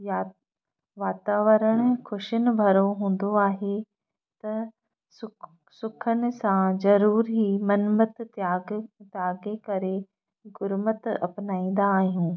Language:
Sindhi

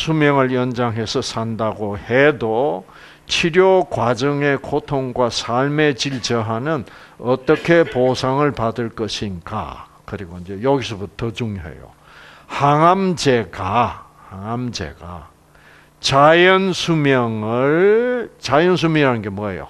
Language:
Korean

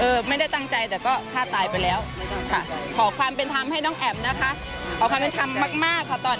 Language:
Thai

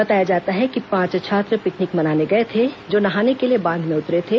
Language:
Hindi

